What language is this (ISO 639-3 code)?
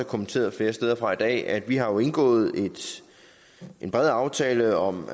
dan